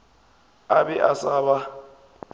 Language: Northern Sotho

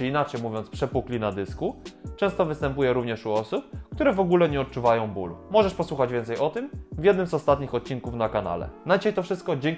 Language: Polish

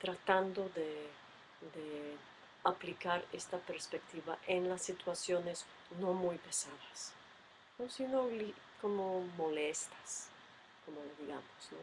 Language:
Spanish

